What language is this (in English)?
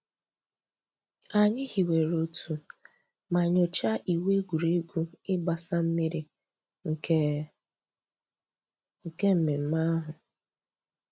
Igbo